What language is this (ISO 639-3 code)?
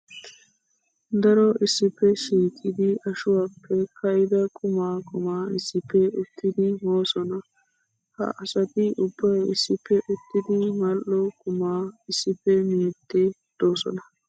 wal